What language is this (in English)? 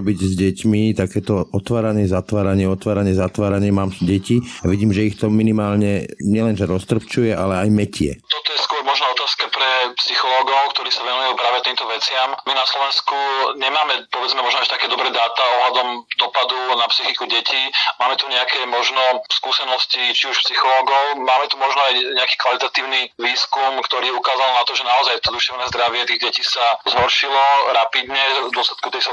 Slovak